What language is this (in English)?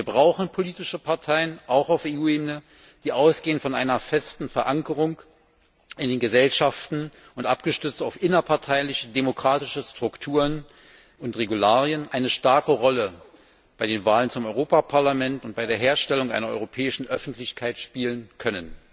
German